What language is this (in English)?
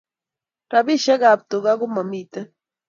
Kalenjin